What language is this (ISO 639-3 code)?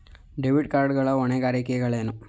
kan